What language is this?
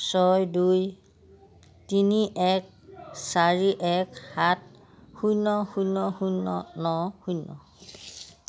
Assamese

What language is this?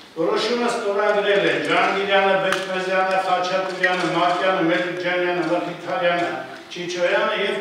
Romanian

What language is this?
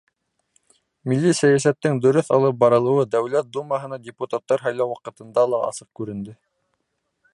Bashkir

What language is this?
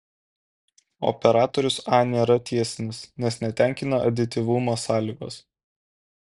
Lithuanian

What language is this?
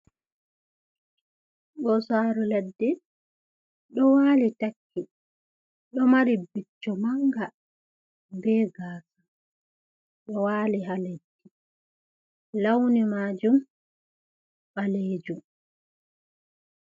Fula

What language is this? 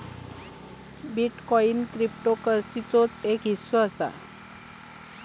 Marathi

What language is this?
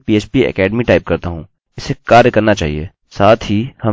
Hindi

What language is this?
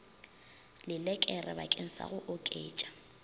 Northern Sotho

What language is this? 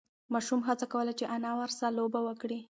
Pashto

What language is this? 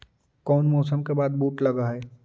Magahi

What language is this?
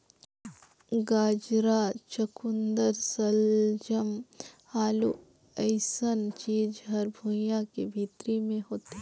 Chhattisgarhi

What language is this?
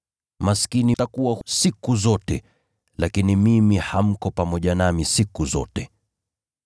Swahili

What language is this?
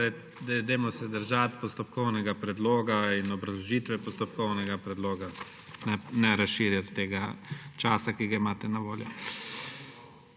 Slovenian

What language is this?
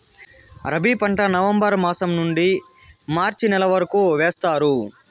Telugu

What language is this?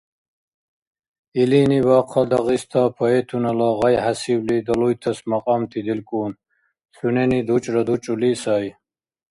Dargwa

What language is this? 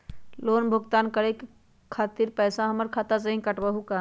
Magahi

